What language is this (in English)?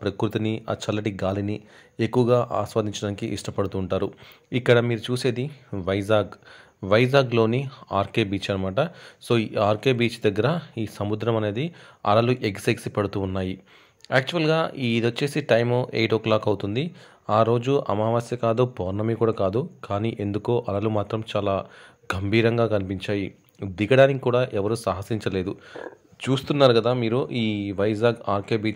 Telugu